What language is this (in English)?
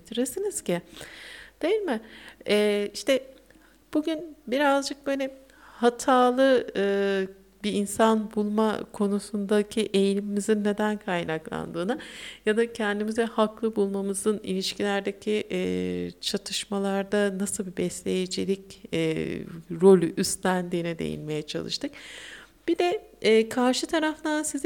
Turkish